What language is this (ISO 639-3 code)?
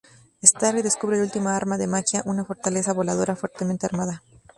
spa